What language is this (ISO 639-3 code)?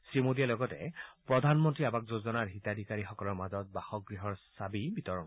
asm